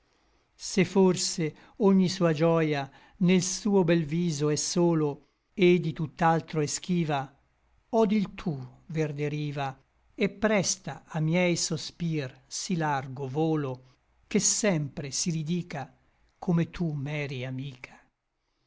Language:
Italian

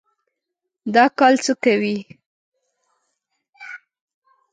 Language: Pashto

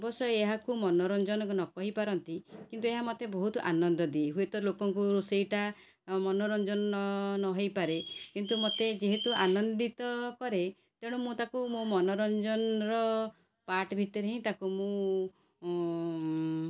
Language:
Odia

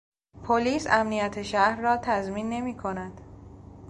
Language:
Persian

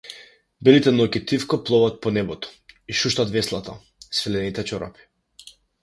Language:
Macedonian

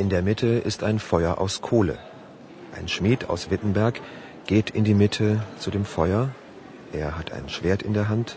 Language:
Indonesian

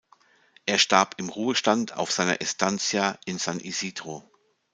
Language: German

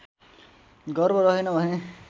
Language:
Nepali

